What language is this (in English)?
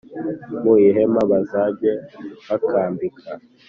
Kinyarwanda